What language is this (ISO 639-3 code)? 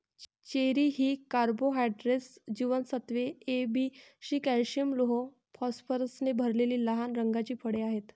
mar